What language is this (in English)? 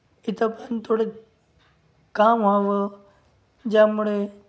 Marathi